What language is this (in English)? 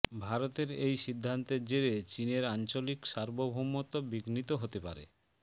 Bangla